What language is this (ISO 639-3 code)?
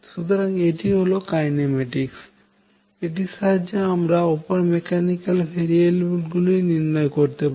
ben